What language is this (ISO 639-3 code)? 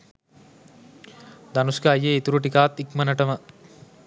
sin